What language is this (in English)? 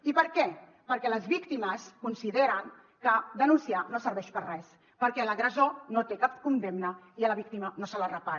Catalan